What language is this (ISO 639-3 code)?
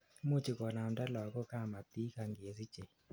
kln